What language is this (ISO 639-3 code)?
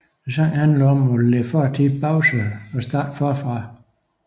dan